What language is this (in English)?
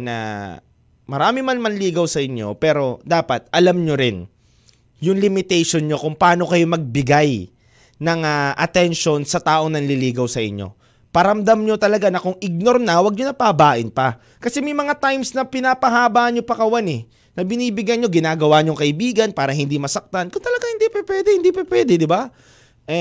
Filipino